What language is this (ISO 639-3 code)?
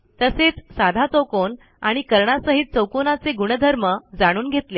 mar